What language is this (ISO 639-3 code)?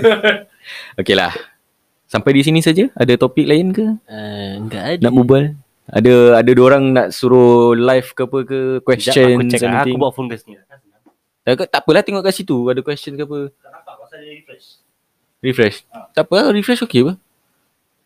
msa